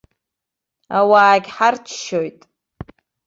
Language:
Abkhazian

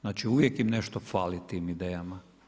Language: Croatian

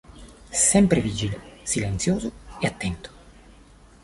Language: Italian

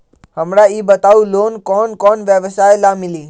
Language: Magahi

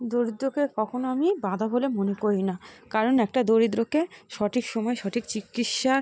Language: Bangla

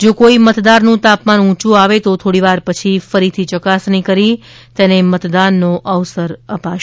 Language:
Gujarati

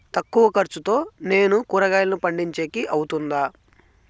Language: Telugu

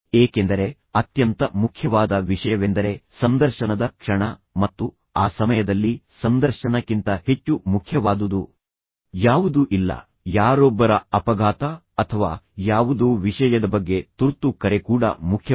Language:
Kannada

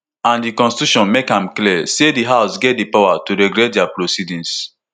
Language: Nigerian Pidgin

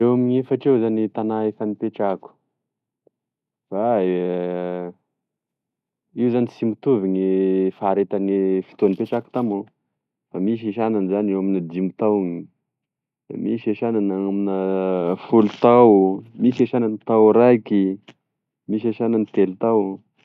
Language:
Tesaka Malagasy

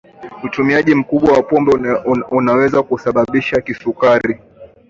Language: Swahili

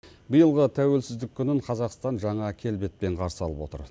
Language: Kazakh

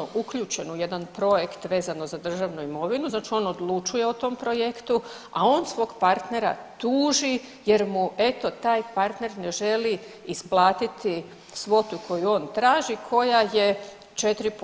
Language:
Croatian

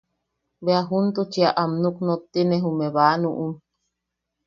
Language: Yaqui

